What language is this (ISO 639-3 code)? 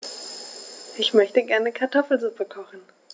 deu